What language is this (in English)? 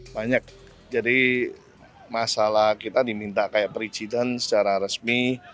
Indonesian